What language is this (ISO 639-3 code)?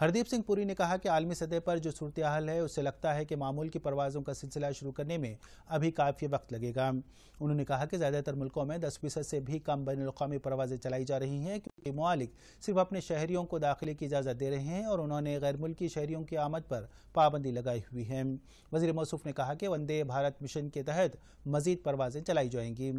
hin